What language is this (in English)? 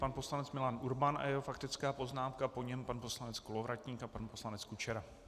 Czech